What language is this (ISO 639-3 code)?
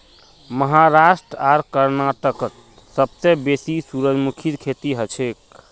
mag